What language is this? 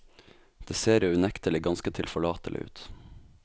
Norwegian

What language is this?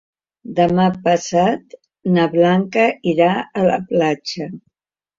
Catalan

